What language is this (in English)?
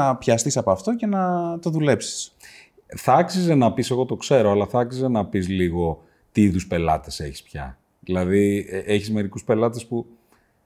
Greek